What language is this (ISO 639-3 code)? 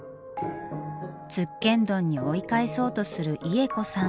jpn